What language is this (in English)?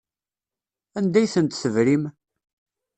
Kabyle